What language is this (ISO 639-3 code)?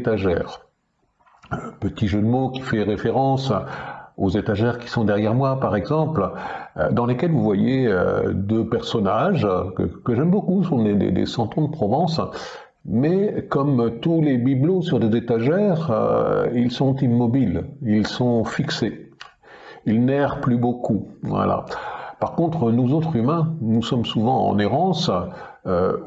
fra